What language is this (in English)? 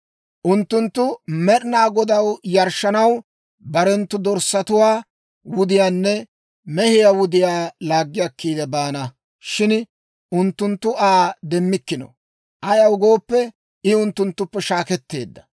Dawro